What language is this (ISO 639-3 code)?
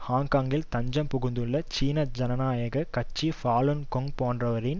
tam